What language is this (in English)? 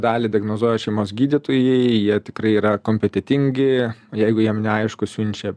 Lithuanian